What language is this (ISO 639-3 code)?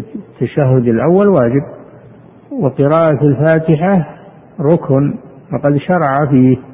ara